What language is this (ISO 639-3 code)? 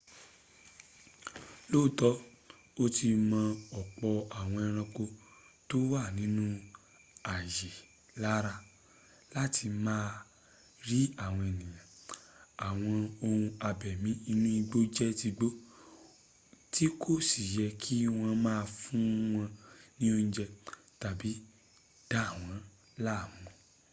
yor